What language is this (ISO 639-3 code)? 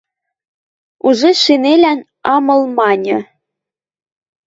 mrj